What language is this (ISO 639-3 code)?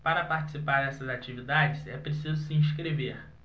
por